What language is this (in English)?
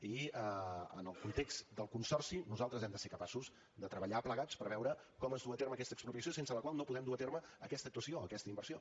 Catalan